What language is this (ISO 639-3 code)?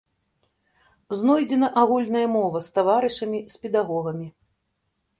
bel